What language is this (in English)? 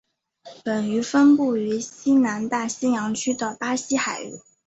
Chinese